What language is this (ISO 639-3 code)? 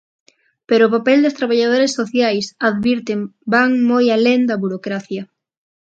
glg